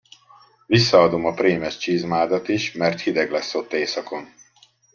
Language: Hungarian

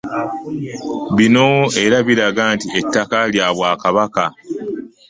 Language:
Ganda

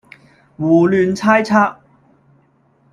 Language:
Cantonese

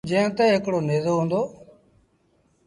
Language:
Sindhi Bhil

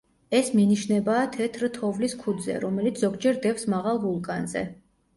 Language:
Georgian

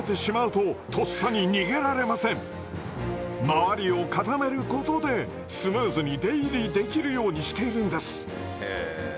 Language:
Japanese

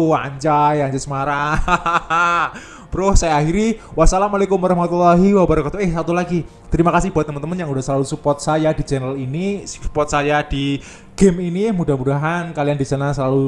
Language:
Indonesian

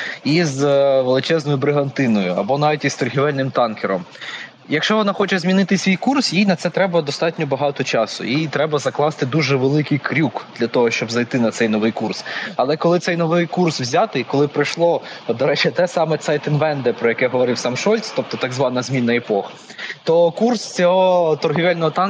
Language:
Ukrainian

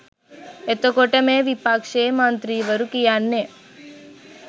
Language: Sinhala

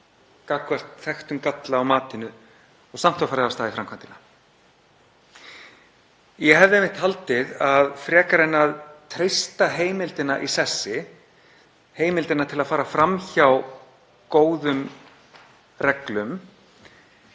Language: Icelandic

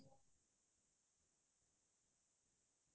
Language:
Assamese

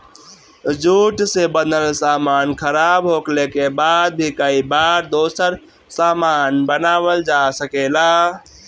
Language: Bhojpuri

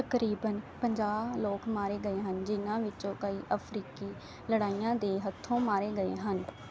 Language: Punjabi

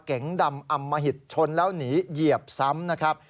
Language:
Thai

